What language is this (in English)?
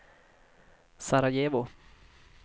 Swedish